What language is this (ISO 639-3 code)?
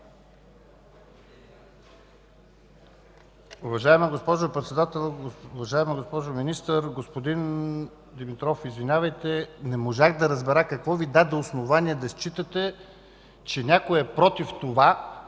bul